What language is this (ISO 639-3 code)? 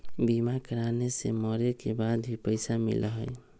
mag